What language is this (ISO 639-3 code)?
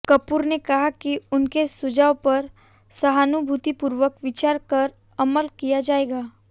hin